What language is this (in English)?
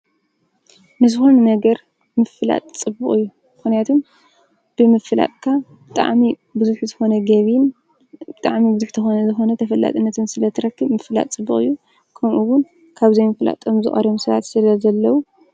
Tigrinya